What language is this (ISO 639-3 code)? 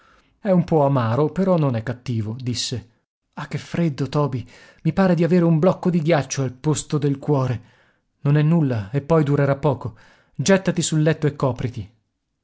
ita